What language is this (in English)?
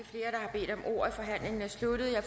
Danish